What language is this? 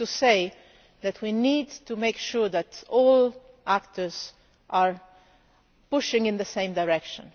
English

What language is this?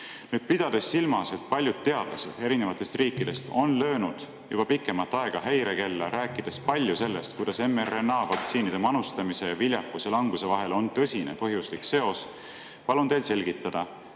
Estonian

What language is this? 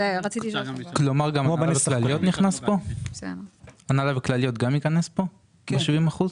Hebrew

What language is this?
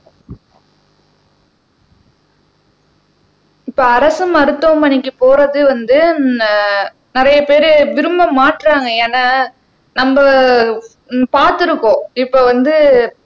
Tamil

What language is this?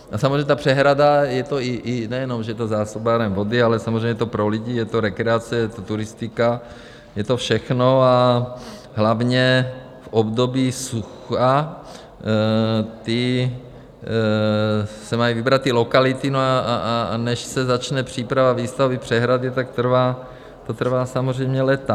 Czech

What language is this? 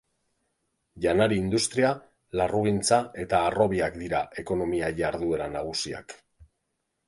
Basque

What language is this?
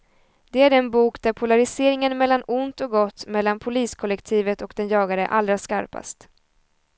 Swedish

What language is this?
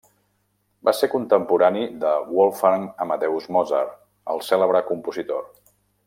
Catalan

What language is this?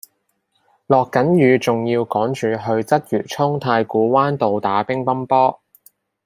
Cantonese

